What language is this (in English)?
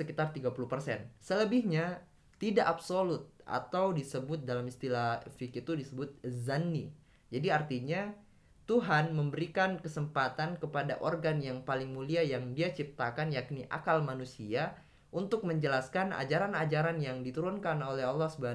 Indonesian